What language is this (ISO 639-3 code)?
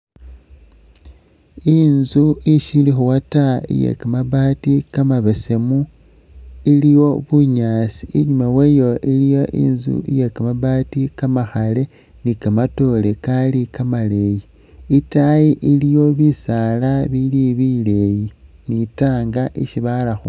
myx